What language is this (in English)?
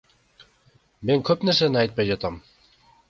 Kyrgyz